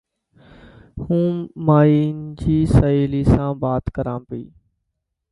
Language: Dhatki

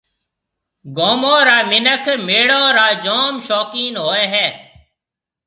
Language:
Marwari (Pakistan)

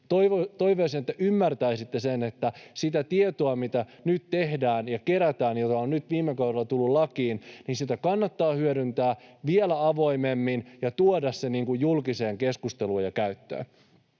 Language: Finnish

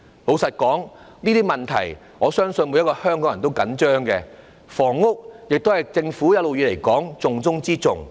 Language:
Cantonese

